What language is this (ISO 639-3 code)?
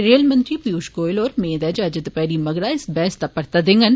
doi